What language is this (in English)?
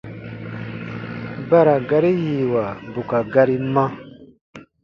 Baatonum